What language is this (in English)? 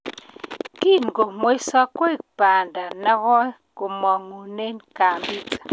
Kalenjin